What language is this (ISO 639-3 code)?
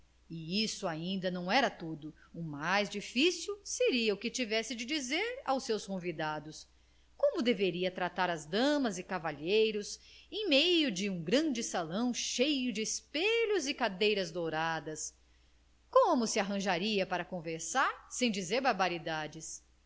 por